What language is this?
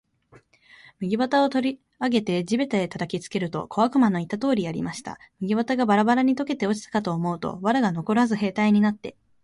Japanese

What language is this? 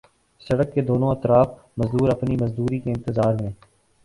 Urdu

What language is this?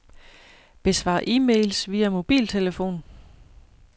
Danish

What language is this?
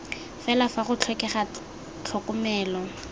Tswana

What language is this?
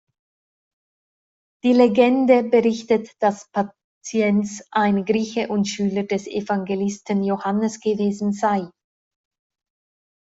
German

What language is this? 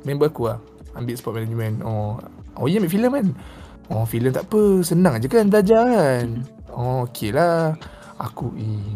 Malay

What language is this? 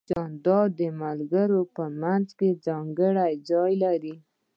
Pashto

